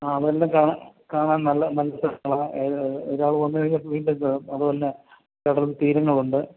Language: Malayalam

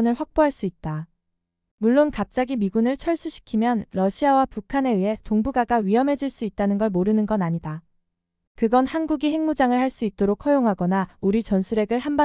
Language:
Korean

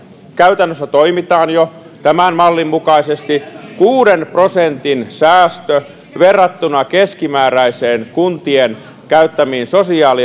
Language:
Finnish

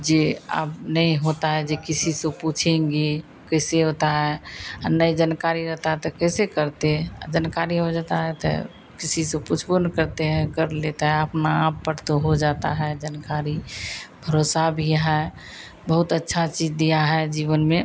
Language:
Hindi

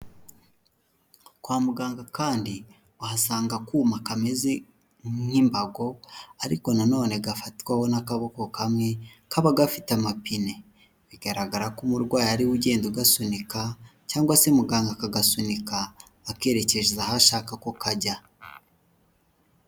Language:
Kinyarwanda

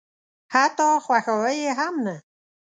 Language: Pashto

